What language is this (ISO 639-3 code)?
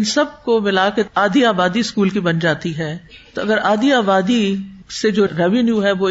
urd